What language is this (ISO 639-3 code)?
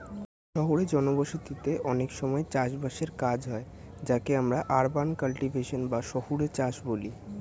ben